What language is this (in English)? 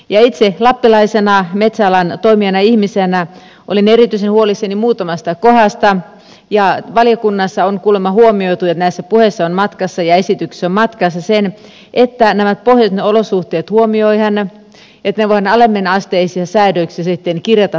Finnish